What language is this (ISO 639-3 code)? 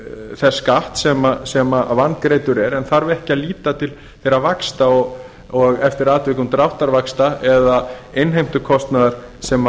isl